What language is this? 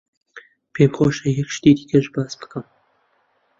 Central Kurdish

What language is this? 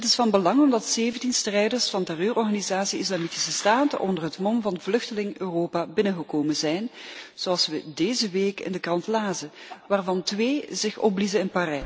Dutch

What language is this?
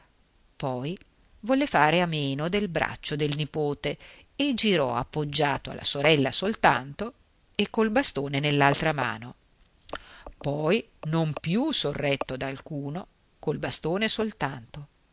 Italian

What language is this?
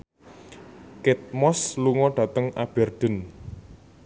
Javanese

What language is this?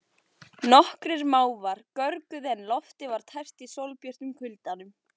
Icelandic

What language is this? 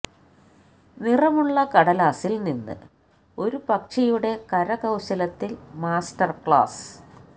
Malayalam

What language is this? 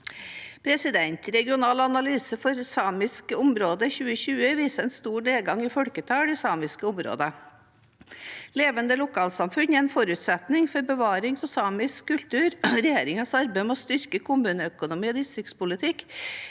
Norwegian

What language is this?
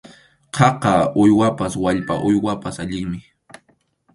Arequipa-La Unión Quechua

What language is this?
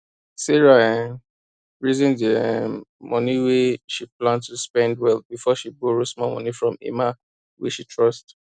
Nigerian Pidgin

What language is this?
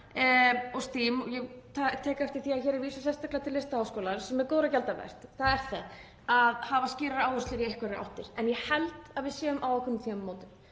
Icelandic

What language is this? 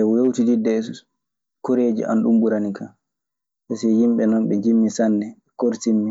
Maasina Fulfulde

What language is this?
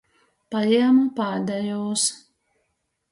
Latgalian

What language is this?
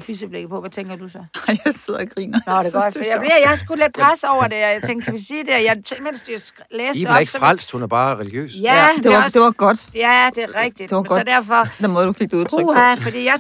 Danish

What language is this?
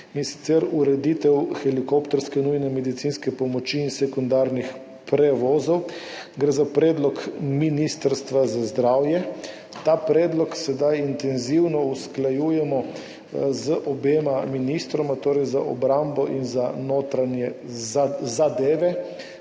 Slovenian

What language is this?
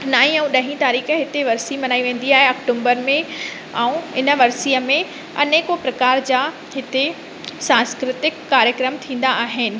Sindhi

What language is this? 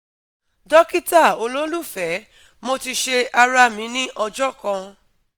Yoruba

